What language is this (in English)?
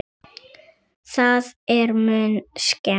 Icelandic